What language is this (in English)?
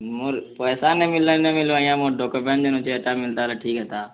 Odia